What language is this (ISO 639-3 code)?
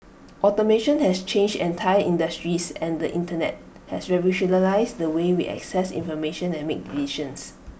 eng